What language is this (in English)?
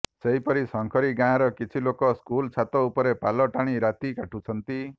Odia